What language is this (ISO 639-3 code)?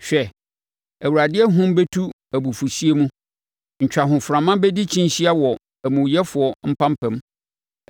aka